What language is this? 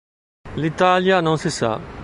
Italian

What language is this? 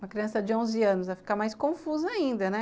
Portuguese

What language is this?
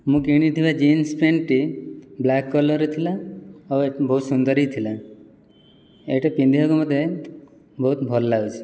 Odia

